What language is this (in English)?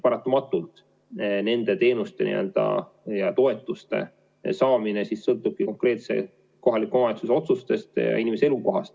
Estonian